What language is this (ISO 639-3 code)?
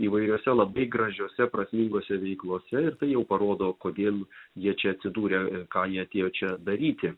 lit